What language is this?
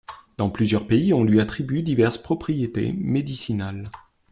French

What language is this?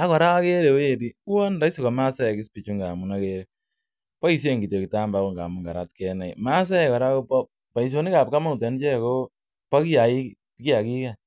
Kalenjin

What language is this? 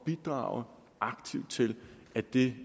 Danish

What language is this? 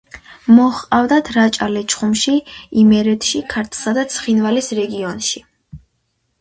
Georgian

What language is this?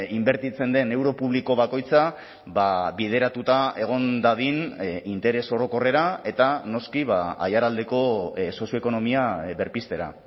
Basque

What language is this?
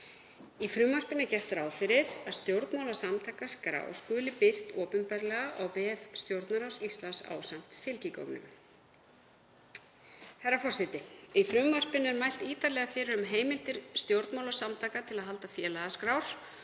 Icelandic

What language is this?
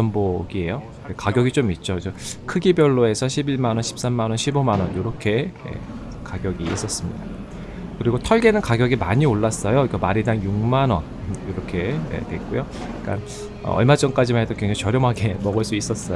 Korean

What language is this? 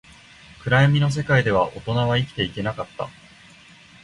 Japanese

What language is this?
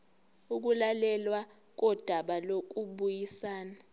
Zulu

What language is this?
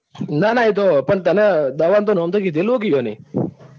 Gujarati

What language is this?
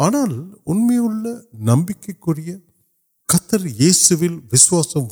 Urdu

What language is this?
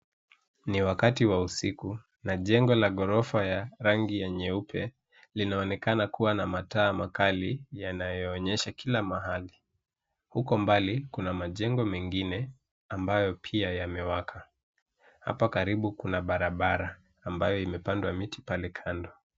Swahili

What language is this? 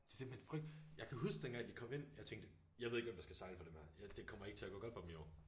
Danish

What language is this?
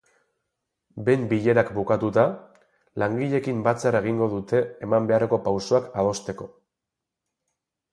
Basque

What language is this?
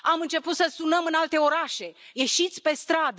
Romanian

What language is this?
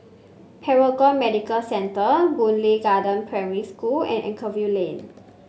English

